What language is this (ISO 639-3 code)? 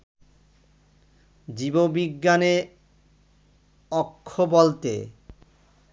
ben